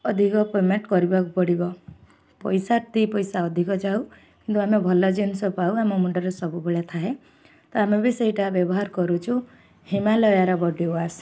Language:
Odia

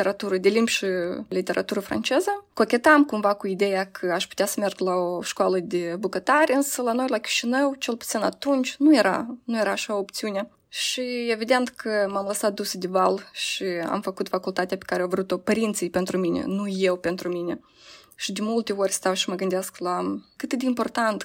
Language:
Romanian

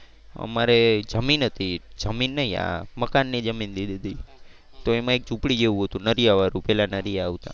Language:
Gujarati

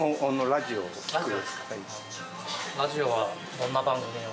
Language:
Japanese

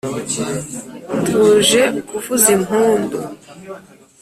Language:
Kinyarwanda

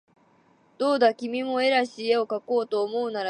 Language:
Japanese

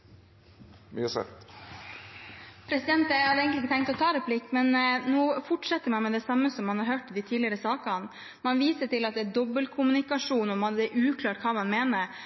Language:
Norwegian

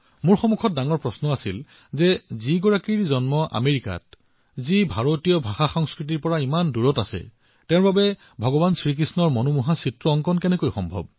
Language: Assamese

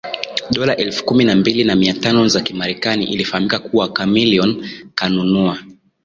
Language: Swahili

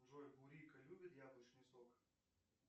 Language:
Russian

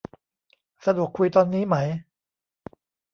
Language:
Thai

